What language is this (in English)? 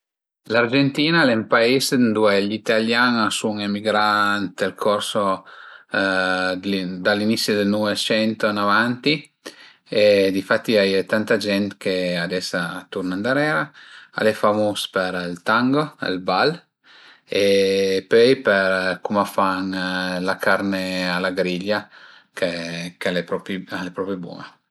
Piedmontese